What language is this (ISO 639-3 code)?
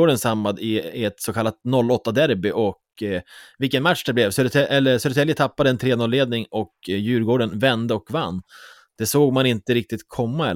swe